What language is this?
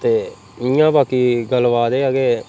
Dogri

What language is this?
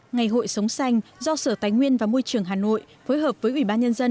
Vietnamese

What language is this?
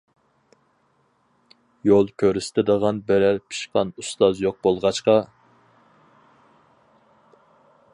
Uyghur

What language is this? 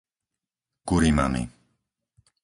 Slovak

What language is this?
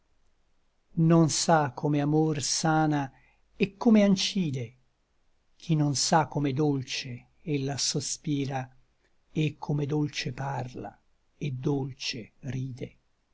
Italian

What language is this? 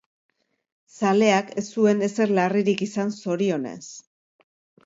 Basque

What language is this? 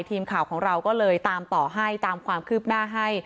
Thai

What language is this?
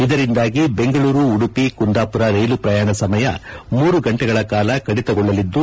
Kannada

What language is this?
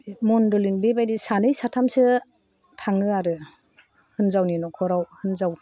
Bodo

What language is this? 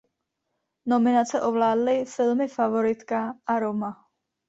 Czech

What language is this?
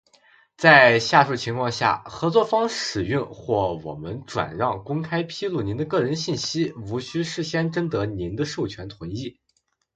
Chinese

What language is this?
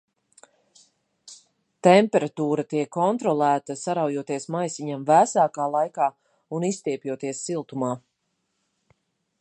Latvian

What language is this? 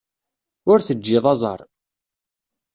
Kabyle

